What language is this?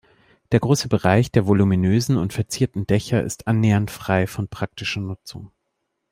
German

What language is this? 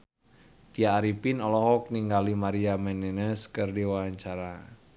Sundanese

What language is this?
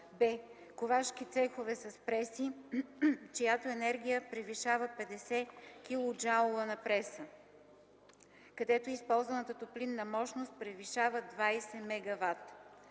Bulgarian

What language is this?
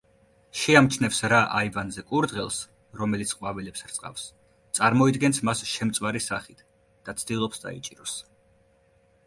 Georgian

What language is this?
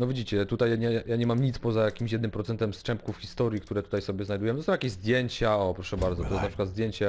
Polish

